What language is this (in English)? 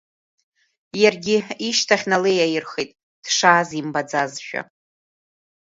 Abkhazian